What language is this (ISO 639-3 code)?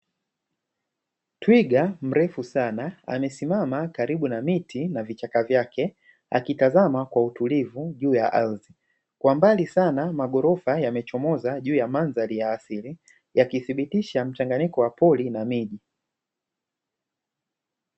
swa